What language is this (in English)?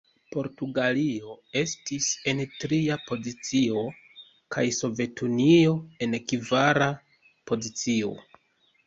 Esperanto